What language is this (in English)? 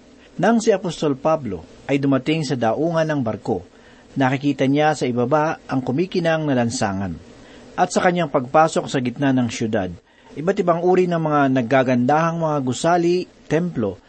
Filipino